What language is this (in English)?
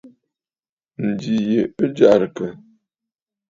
Bafut